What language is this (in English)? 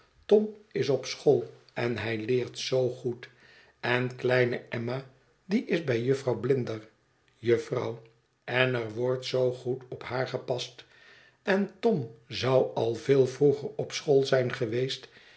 Dutch